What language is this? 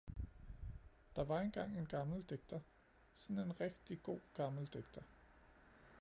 Danish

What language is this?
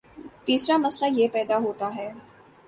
Urdu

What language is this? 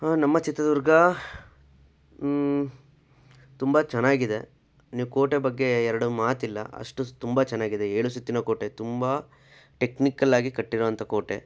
Kannada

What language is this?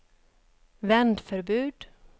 Swedish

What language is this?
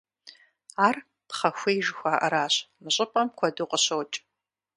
Kabardian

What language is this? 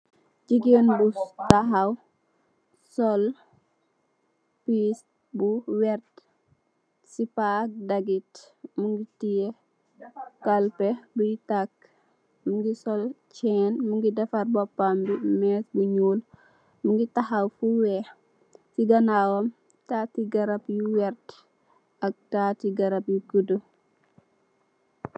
Wolof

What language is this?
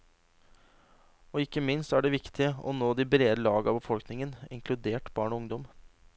Norwegian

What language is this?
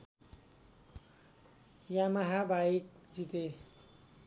Nepali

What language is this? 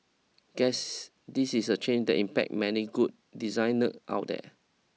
English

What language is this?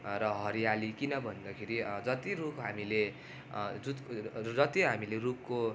Nepali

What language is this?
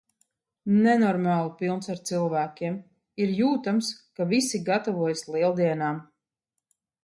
Latvian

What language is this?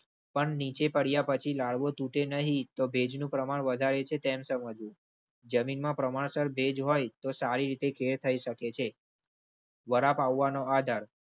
Gujarati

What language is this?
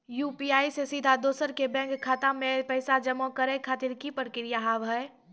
Maithili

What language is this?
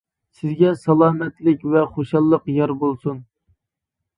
Uyghur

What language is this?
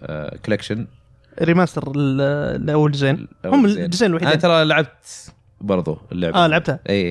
Arabic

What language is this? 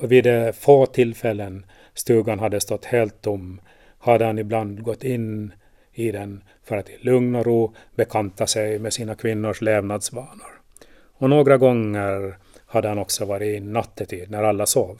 Swedish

